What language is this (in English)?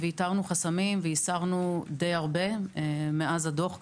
Hebrew